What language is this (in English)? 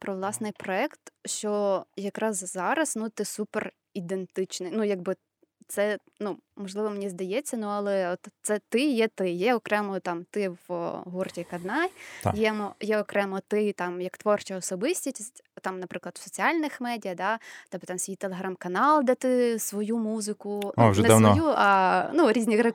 Ukrainian